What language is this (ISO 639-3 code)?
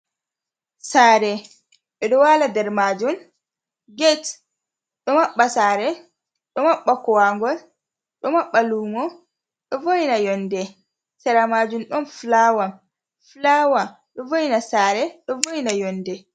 ful